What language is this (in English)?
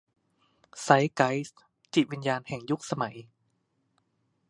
Thai